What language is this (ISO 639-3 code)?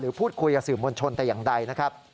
tha